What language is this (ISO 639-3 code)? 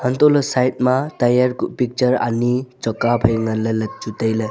nnp